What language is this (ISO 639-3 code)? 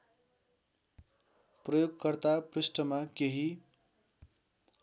nep